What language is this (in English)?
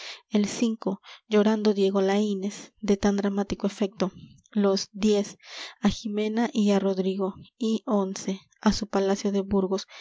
Spanish